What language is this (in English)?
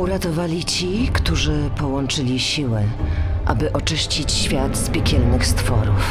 Polish